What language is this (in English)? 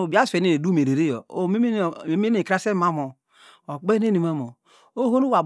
Degema